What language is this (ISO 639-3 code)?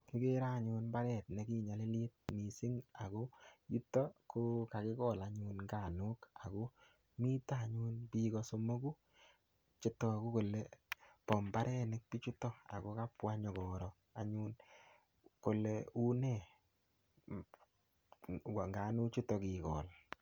kln